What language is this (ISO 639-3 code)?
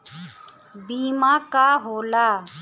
bho